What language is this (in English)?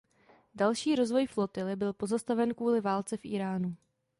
Czech